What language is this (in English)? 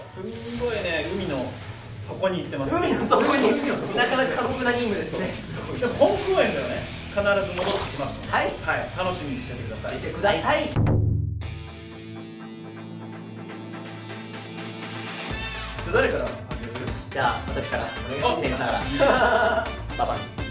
Japanese